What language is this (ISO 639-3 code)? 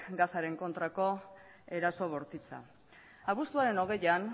eus